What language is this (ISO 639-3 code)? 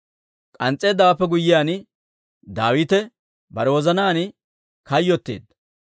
dwr